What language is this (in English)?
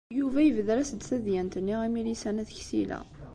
Kabyle